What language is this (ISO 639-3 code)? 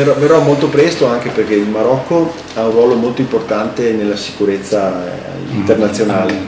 ita